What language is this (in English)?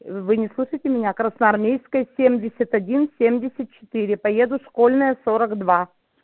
Russian